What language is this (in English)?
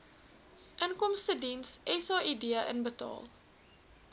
Afrikaans